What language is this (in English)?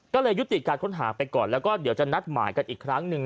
Thai